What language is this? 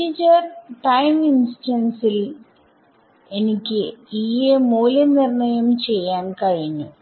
Malayalam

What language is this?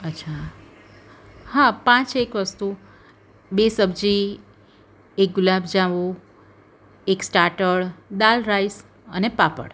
Gujarati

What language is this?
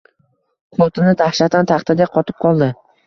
Uzbek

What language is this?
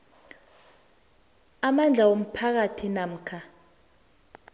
South Ndebele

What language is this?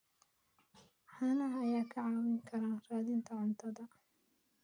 Somali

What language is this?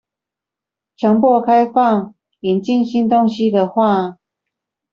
Chinese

